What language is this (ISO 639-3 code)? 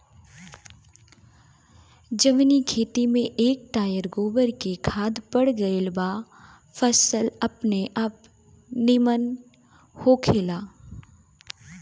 bho